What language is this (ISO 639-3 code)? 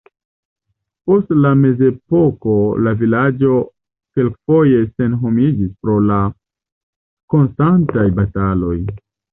epo